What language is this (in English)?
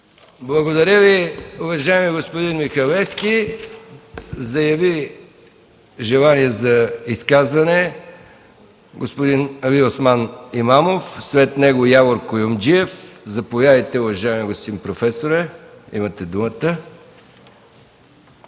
Bulgarian